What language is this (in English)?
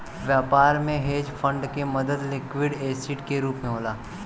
Bhojpuri